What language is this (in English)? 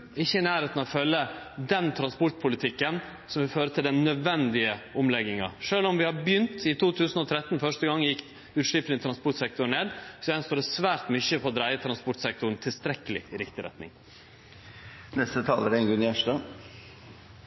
Norwegian Nynorsk